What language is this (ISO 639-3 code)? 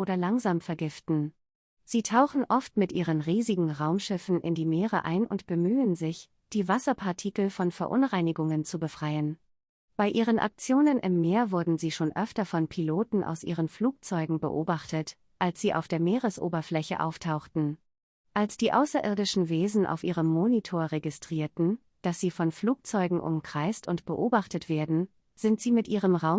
deu